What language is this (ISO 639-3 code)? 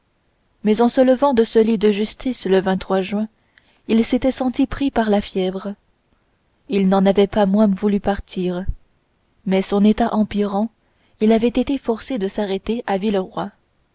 fra